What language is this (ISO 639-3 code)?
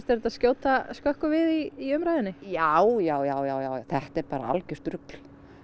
isl